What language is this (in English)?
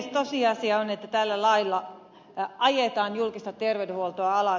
Finnish